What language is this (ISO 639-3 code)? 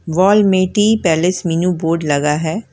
hin